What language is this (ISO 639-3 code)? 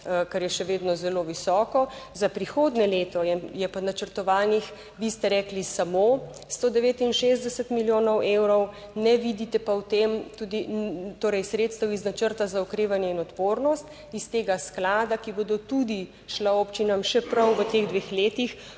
slv